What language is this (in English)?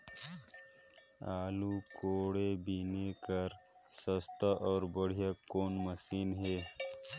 Chhattisgarhi